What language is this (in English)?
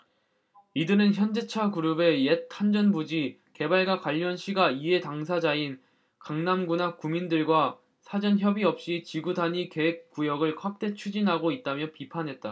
Korean